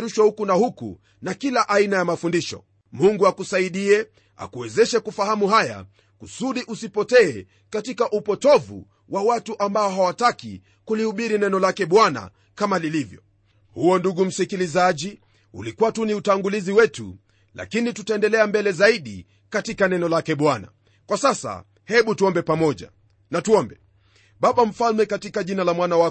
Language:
Swahili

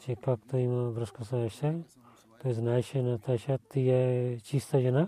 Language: Bulgarian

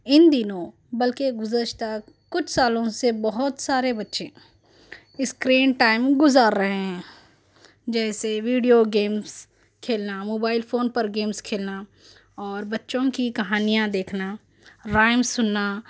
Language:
Urdu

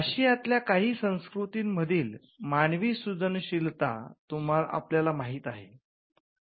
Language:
Marathi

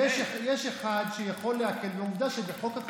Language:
Hebrew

